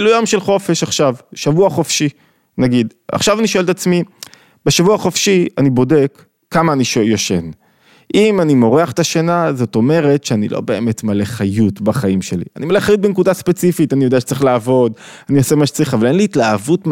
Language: Hebrew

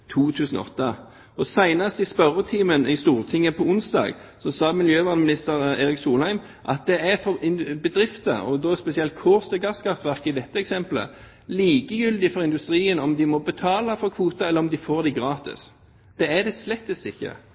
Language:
Norwegian Bokmål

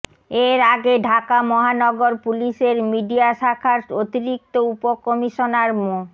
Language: Bangla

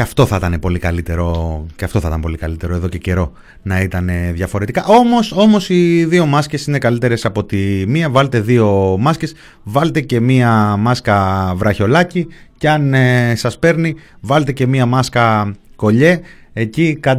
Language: Greek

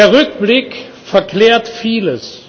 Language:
German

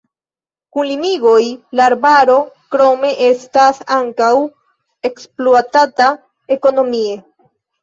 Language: Esperanto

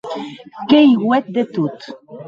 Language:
Occitan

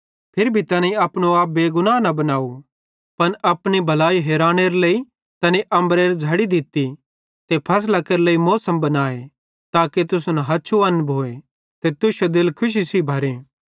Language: Bhadrawahi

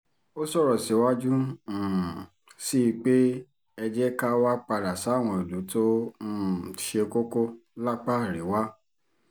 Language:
Yoruba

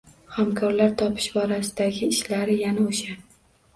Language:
Uzbek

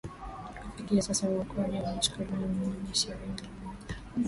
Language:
Swahili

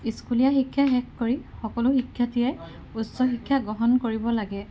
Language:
Assamese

